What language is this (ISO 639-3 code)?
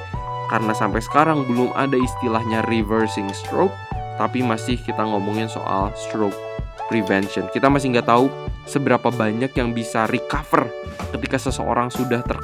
ind